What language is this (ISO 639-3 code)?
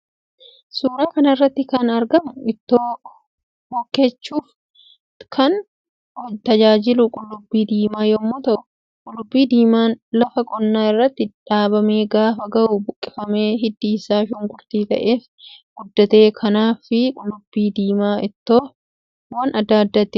orm